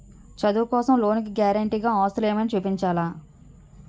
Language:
Telugu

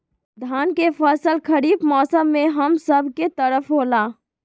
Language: Magahi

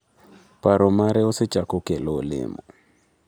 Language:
Luo (Kenya and Tanzania)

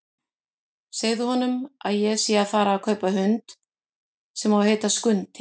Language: Icelandic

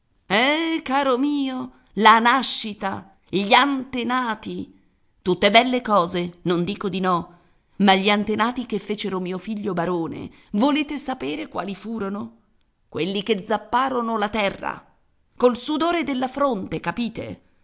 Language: Italian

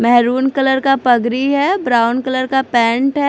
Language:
Hindi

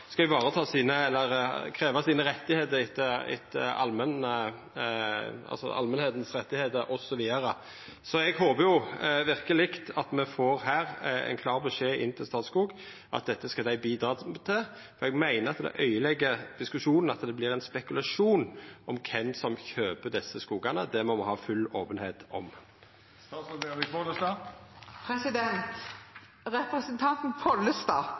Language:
Norwegian Nynorsk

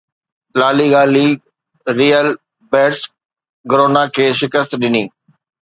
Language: Sindhi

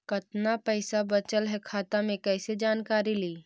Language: Magahi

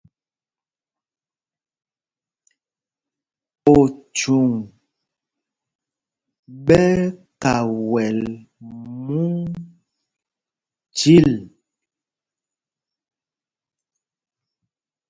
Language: Mpumpong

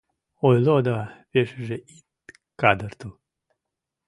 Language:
Mari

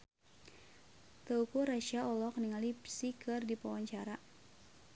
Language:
Sundanese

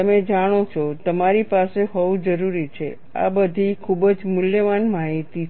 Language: Gujarati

